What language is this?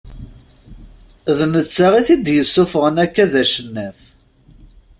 Kabyle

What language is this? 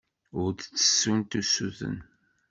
Kabyle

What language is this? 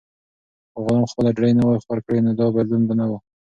Pashto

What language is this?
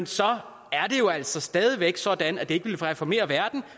Danish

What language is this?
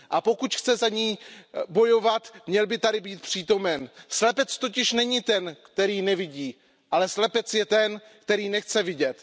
Czech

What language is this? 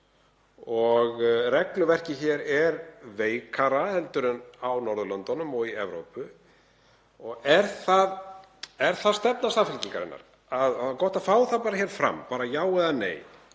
Icelandic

